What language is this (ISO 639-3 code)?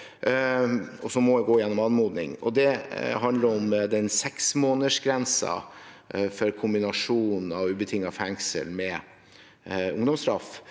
nor